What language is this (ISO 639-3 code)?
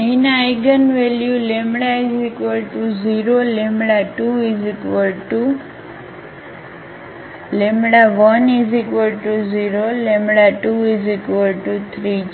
guj